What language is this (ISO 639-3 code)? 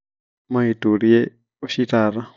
mas